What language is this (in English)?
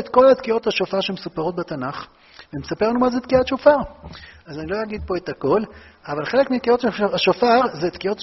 Hebrew